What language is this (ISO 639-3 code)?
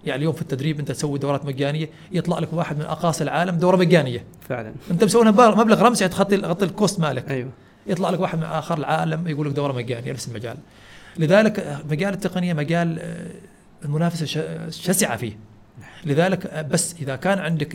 ara